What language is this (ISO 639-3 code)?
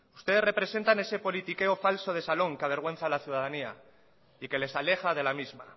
spa